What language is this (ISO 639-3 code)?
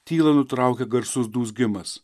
lit